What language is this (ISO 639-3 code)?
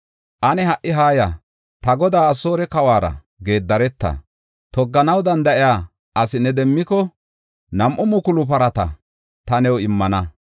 gof